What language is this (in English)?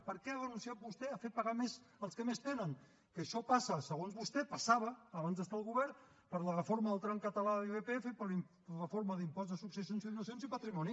Catalan